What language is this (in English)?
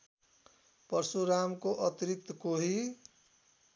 Nepali